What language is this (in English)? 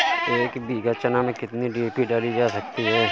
Hindi